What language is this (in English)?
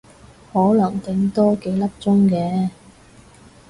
Cantonese